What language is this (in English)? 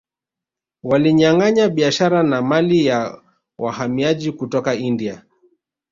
Swahili